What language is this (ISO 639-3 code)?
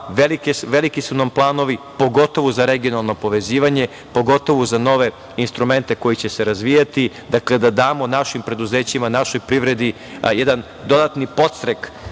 srp